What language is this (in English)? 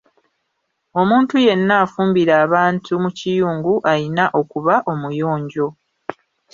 Ganda